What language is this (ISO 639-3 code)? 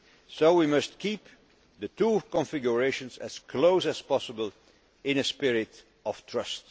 eng